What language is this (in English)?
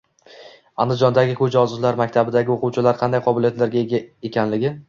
Uzbek